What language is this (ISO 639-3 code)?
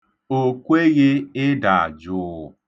ibo